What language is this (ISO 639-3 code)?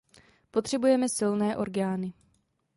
ces